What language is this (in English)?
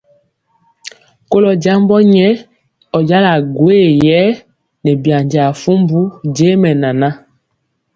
Mpiemo